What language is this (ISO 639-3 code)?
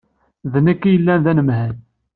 kab